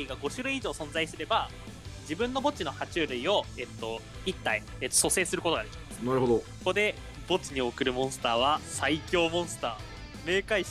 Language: Japanese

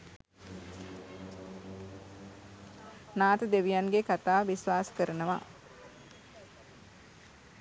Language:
Sinhala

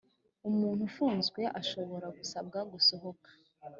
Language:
Kinyarwanda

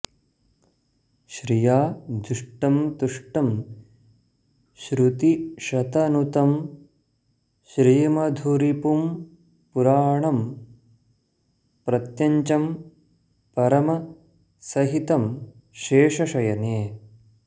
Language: Sanskrit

